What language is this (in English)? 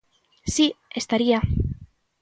Galician